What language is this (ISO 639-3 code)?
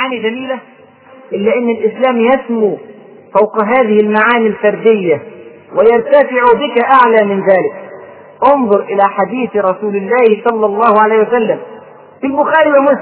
ara